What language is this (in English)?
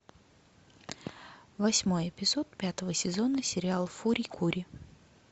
Russian